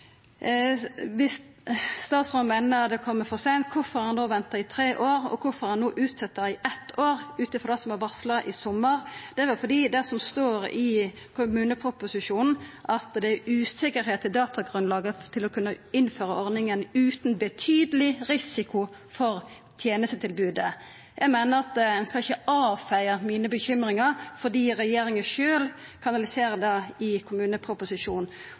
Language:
Norwegian Nynorsk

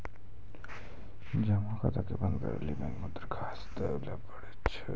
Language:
Maithili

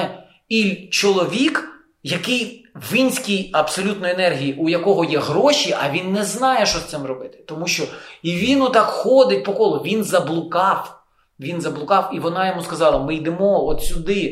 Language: Ukrainian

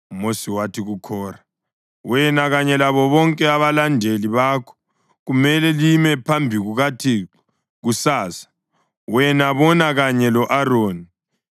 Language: North Ndebele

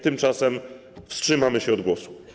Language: Polish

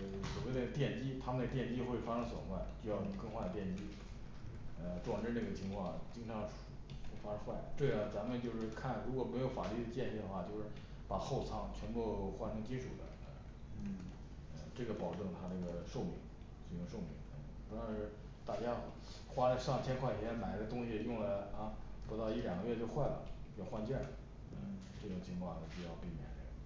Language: Chinese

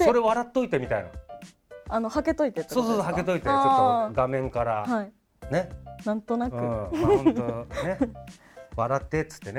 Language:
Japanese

